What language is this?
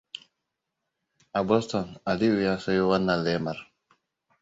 Hausa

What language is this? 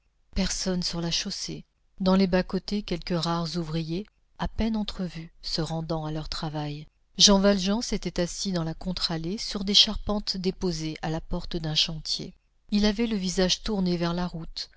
French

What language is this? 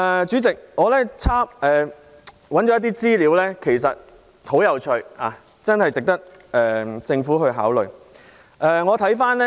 Cantonese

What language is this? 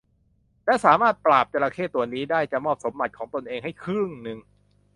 Thai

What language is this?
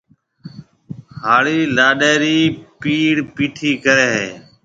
Marwari (Pakistan)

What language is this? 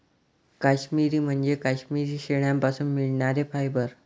Marathi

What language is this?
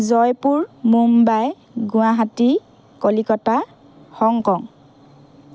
Assamese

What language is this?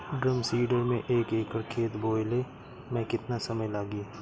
Bhojpuri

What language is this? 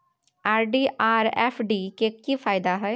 Maithili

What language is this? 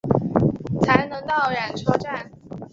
Chinese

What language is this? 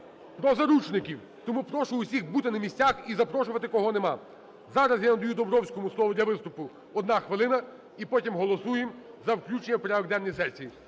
Ukrainian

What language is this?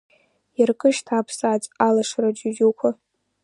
Abkhazian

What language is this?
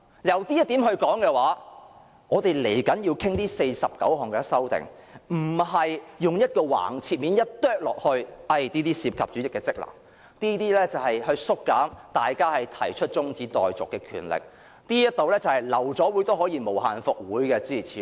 Cantonese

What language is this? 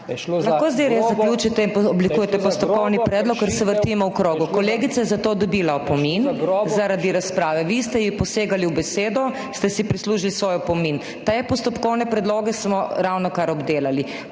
Slovenian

